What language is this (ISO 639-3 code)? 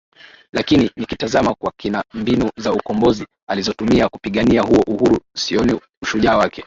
swa